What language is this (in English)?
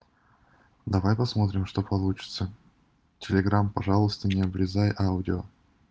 Russian